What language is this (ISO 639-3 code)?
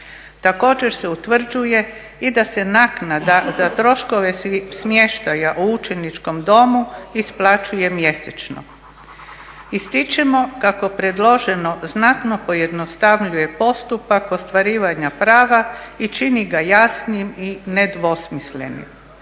hrv